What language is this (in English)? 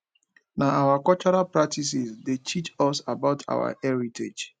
Nigerian Pidgin